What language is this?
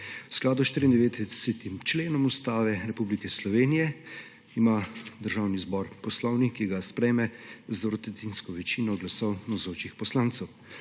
Slovenian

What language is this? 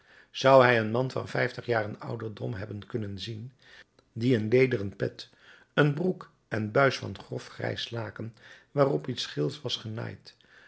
Dutch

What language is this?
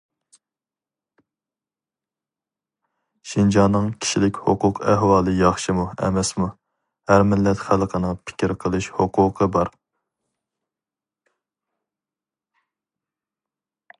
Uyghur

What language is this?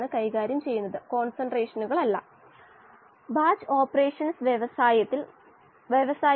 Malayalam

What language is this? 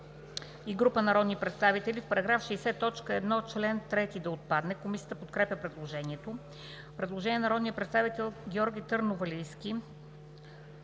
Bulgarian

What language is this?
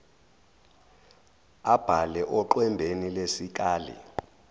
Zulu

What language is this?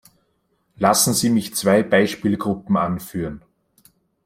German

